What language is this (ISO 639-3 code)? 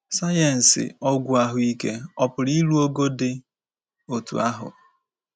ibo